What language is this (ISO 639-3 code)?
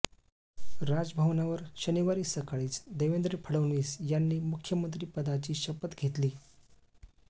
mar